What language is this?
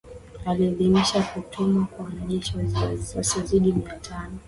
Swahili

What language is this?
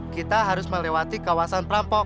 Indonesian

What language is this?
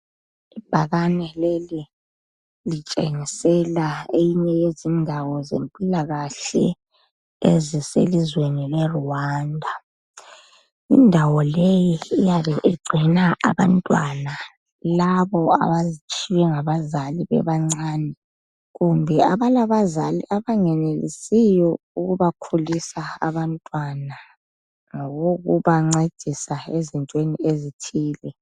North Ndebele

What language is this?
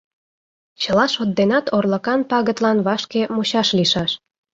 Mari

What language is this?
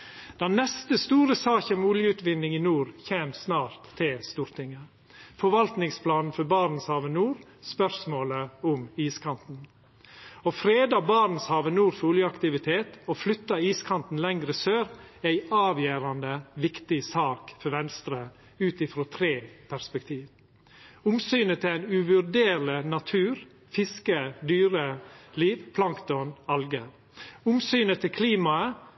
Norwegian Nynorsk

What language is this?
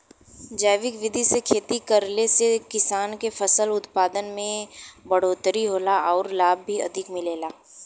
Bhojpuri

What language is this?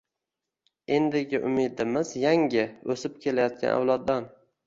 Uzbek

